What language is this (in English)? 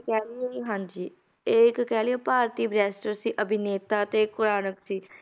Punjabi